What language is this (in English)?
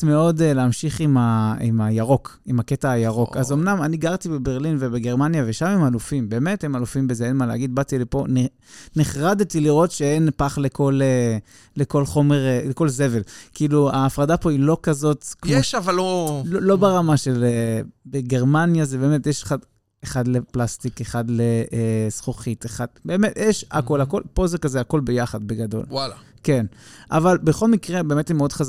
Hebrew